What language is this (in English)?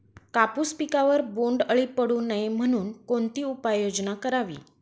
Marathi